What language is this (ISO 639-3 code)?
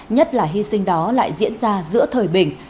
vie